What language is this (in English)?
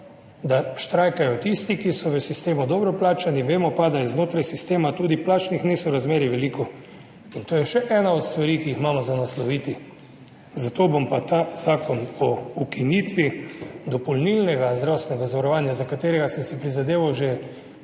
Slovenian